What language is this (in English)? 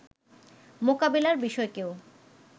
Bangla